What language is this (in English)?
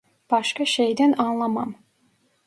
Turkish